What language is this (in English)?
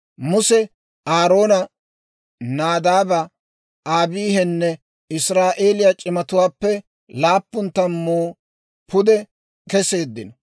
Dawro